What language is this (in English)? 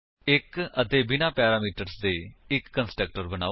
Punjabi